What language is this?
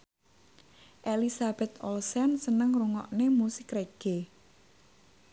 Javanese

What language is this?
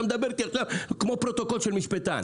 Hebrew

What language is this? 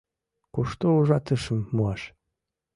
Mari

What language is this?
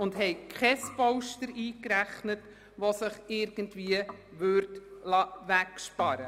Swiss German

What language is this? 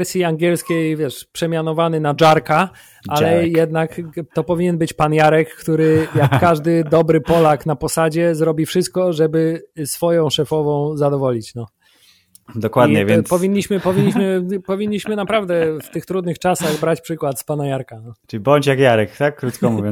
Polish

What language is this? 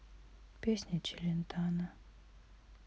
Russian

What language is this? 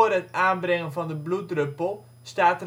Dutch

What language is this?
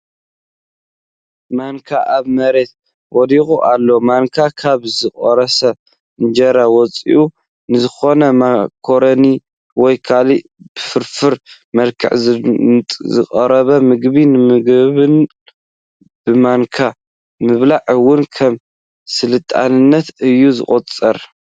Tigrinya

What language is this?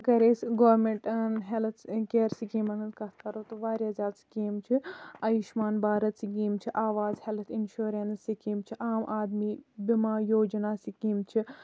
Kashmiri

